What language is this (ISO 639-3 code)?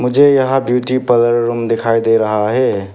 hin